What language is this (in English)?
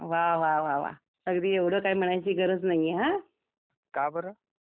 Marathi